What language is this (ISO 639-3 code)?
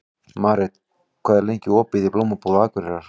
isl